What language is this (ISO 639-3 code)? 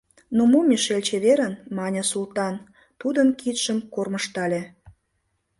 chm